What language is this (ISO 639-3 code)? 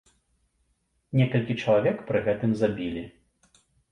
bel